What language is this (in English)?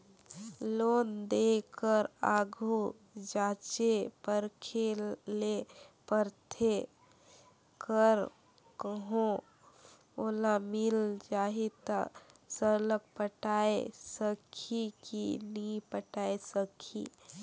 Chhattisgarhi